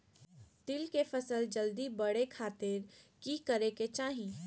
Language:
Magahi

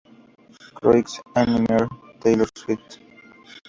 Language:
Spanish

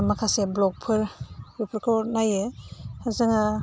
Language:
Bodo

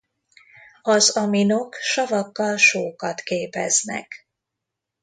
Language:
Hungarian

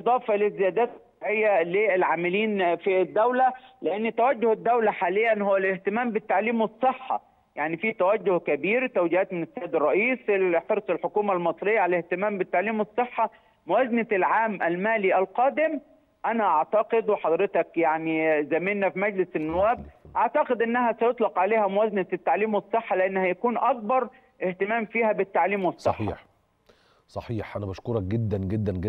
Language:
Arabic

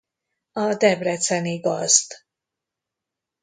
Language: Hungarian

